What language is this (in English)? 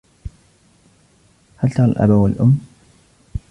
Arabic